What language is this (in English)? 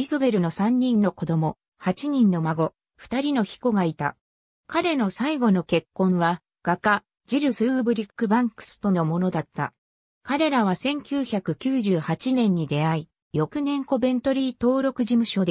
Japanese